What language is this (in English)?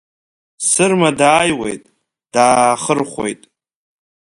Abkhazian